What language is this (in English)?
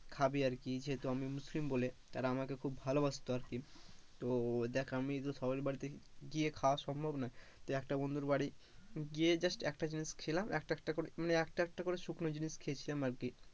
Bangla